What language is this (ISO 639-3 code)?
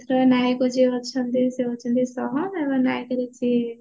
ori